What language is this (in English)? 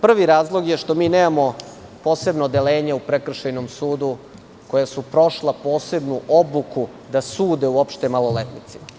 Serbian